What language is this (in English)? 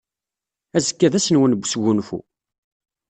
Kabyle